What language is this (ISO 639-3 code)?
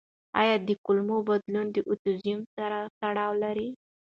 pus